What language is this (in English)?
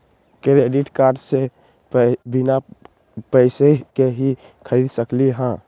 Magahi